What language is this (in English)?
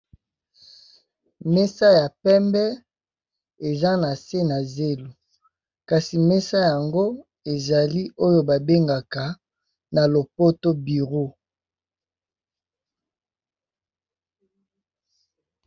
Lingala